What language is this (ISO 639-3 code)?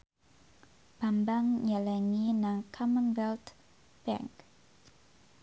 jav